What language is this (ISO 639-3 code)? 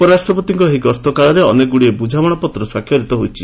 ori